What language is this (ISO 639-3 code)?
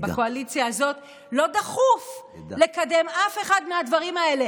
heb